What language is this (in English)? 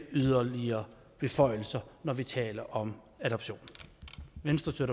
Danish